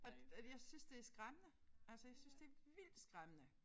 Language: Danish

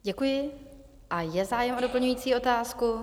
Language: Czech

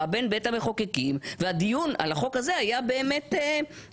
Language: Hebrew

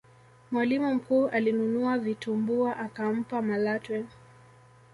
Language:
Swahili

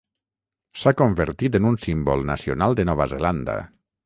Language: Catalan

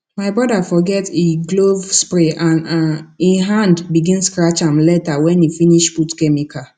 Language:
Nigerian Pidgin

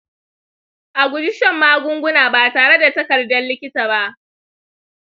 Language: Hausa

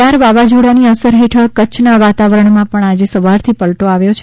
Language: Gujarati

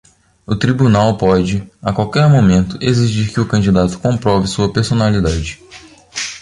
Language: Portuguese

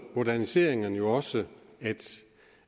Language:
Danish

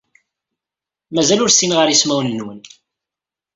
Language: Kabyle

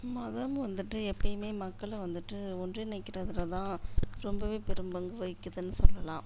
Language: Tamil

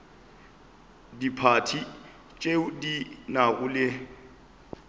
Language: Northern Sotho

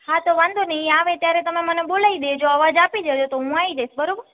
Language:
Gujarati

